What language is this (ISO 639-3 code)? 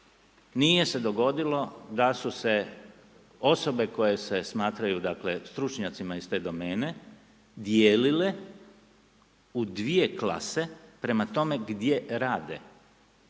hrv